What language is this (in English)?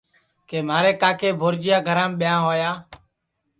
Sansi